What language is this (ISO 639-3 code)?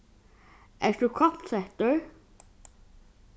fao